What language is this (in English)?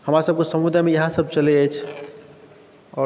Maithili